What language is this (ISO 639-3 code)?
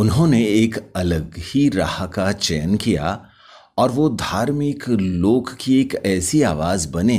hin